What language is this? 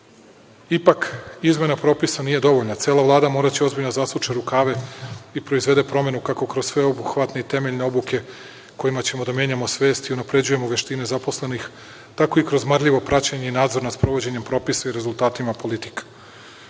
Serbian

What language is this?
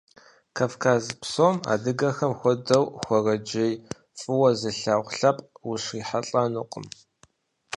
Kabardian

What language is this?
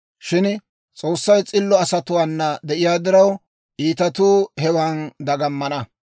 Dawro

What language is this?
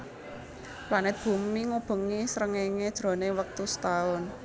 Javanese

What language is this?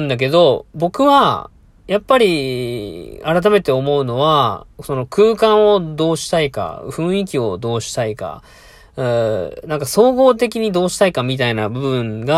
Japanese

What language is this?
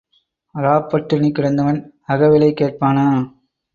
Tamil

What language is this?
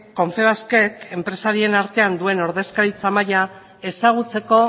Basque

